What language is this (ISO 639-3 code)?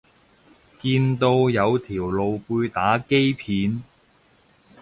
yue